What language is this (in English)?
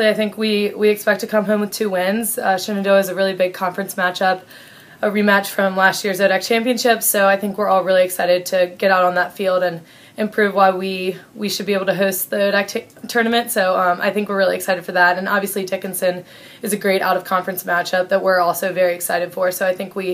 English